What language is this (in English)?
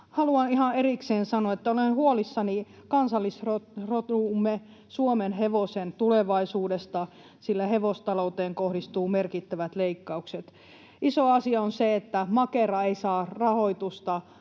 Finnish